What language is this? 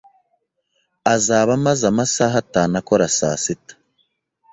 Kinyarwanda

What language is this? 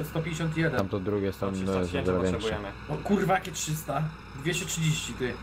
Polish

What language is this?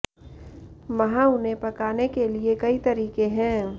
Hindi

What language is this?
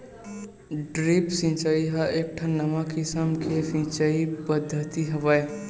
Chhattisgarhi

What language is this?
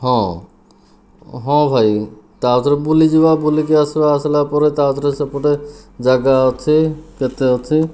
Odia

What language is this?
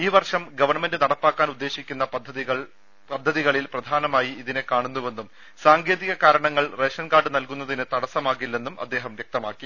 Malayalam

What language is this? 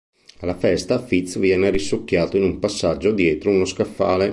Italian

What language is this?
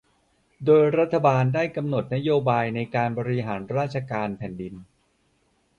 Thai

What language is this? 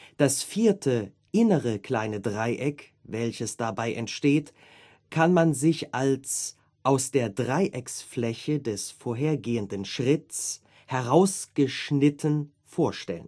German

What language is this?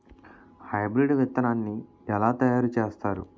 Telugu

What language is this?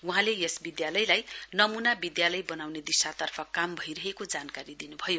Nepali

